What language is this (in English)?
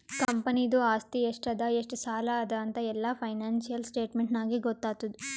Kannada